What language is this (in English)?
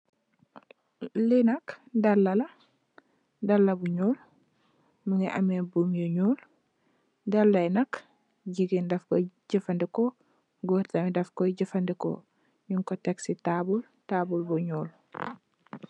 Wolof